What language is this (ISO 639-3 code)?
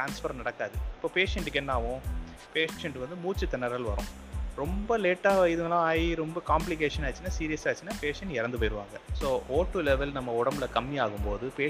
tam